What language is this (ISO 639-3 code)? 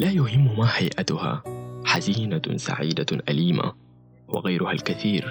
ara